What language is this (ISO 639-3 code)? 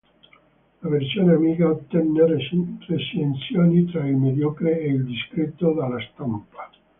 ita